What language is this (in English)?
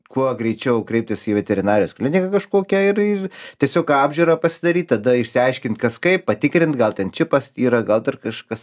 Lithuanian